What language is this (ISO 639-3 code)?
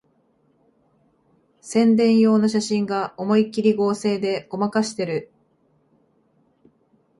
jpn